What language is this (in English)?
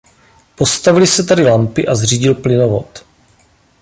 Czech